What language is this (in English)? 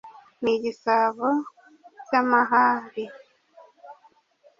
Kinyarwanda